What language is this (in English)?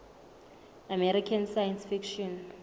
Southern Sotho